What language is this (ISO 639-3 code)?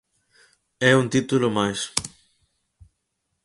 glg